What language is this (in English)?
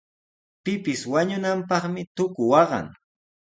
Sihuas Ancash Quechua